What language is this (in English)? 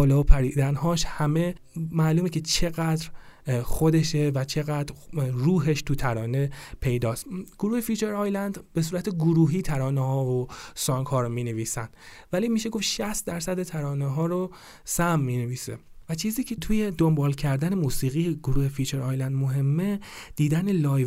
Persian